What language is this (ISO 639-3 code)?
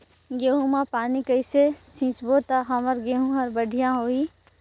hne